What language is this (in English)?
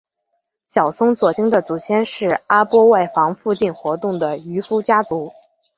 Chinese